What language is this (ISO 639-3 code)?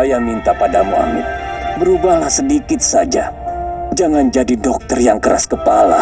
ind